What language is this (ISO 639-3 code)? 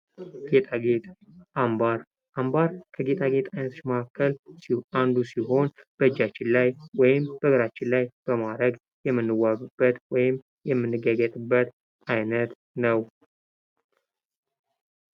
amh